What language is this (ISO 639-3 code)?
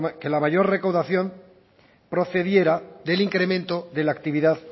spa